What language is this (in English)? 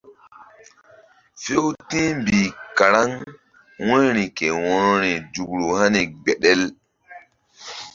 Mbum